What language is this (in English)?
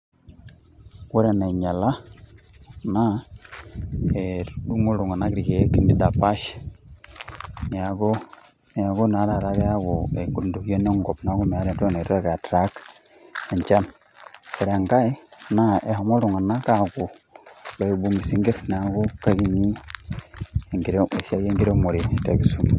Masai